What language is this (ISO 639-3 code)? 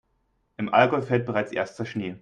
deu